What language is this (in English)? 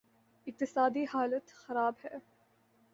Urdu